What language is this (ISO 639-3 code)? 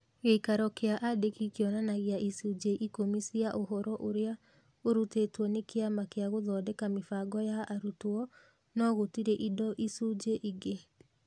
kik